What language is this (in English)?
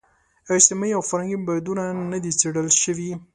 Pashto